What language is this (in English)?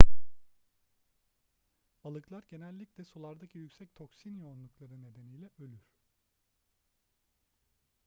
Turkish